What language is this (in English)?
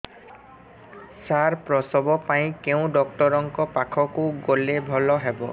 Odia